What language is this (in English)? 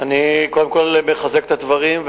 Hebrew